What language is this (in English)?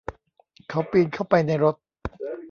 Thai